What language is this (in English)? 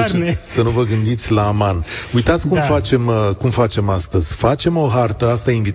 Romanian